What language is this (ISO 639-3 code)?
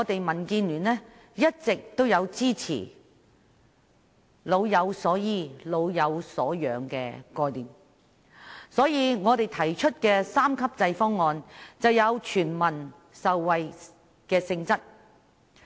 yue